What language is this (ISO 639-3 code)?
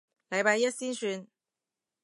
yue